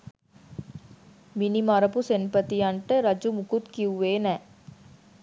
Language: Sinhala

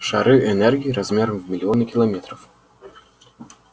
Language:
Russian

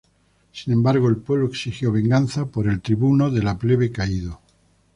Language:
Spanish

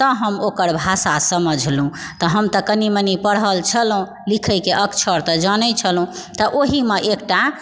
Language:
Maithili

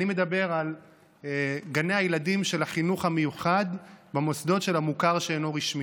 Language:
Hebrew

